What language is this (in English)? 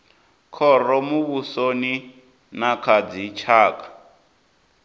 Venda